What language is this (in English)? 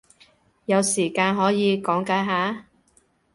Cantonese